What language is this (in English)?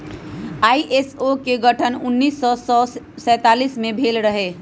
Magahi